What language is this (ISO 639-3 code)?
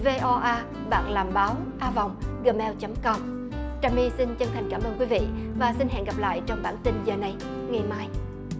vie